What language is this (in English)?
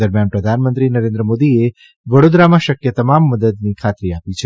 Gujarati